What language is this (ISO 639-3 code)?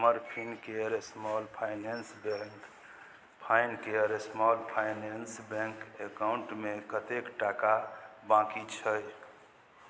mai